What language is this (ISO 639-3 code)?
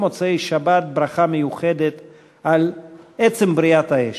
heb